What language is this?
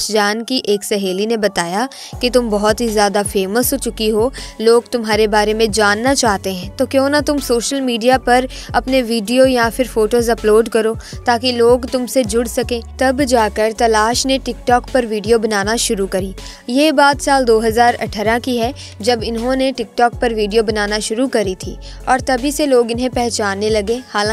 Hindi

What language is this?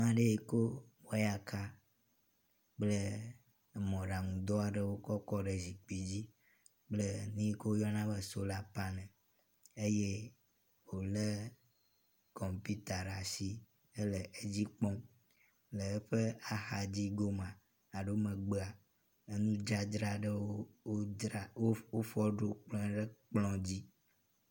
Ewe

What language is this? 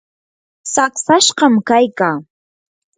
Yanahuanca Pasco Quechua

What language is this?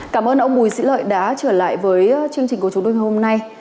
Vietnamese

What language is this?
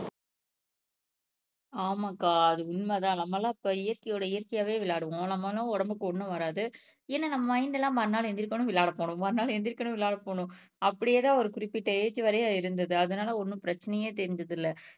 Tamil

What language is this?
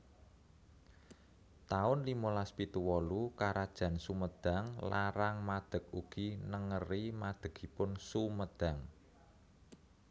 Javanese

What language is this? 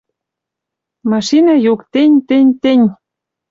Western Mari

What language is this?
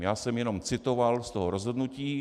Czech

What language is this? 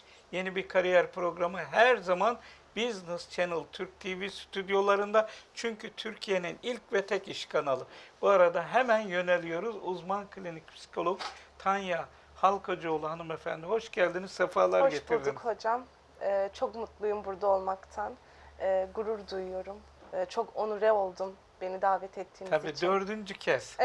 Turkish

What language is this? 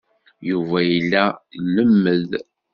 Kabyle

